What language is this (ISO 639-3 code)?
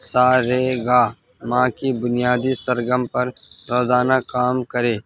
urd